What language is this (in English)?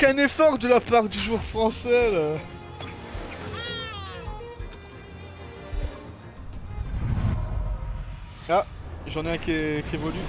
French